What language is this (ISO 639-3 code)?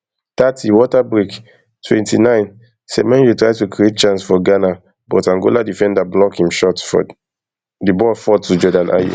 pcm